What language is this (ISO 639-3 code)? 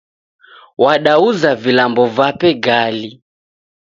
dav